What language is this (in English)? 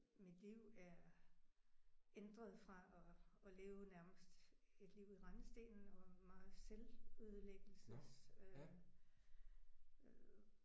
Danish